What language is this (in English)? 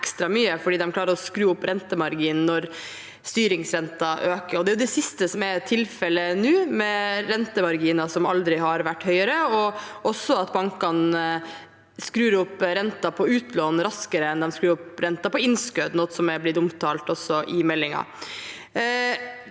Norwegian